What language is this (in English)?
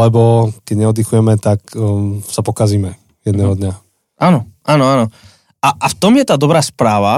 Slovak